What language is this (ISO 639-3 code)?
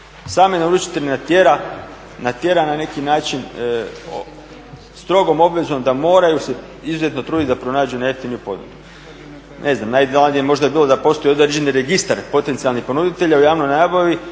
hrv